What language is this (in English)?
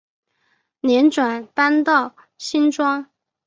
Chinese